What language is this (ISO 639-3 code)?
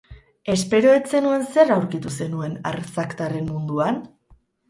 eus